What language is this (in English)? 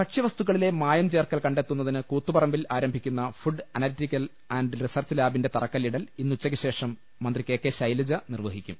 Malayalam